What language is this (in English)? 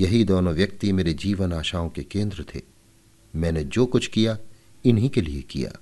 Hindi